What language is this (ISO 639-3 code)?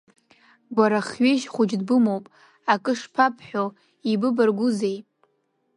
abk